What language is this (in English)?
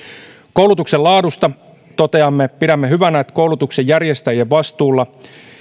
Finnish